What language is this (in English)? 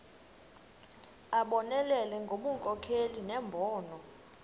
Xhosa